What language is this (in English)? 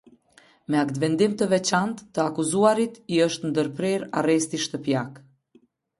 Albanian